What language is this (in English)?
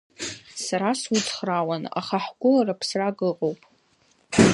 Abkhazian